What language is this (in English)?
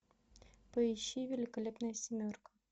Russian